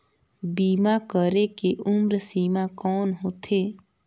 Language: Chhattisgarhi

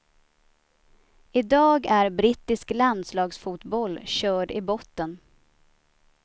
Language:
Swedish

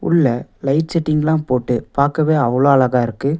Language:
Tamil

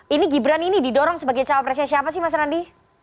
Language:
Indonesian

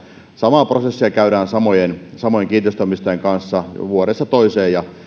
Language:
Finnish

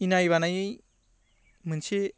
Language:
Bodo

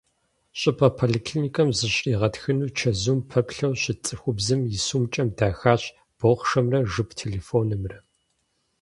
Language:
Kabardian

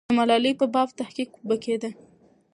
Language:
Pashto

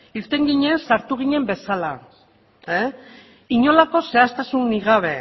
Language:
Basque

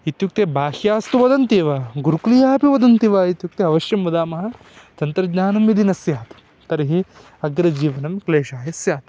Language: Sanskrit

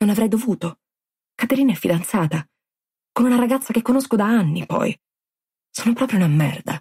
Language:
Italian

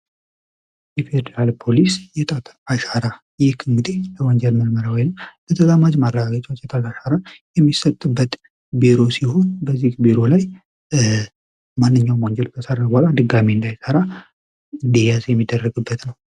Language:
Amharic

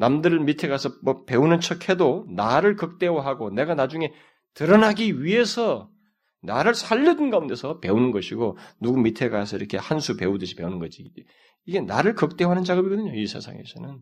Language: Korean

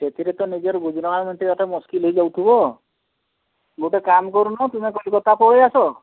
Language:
Odia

